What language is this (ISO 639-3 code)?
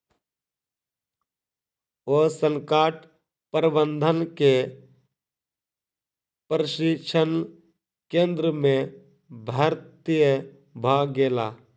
mai